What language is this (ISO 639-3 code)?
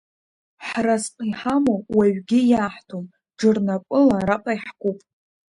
abk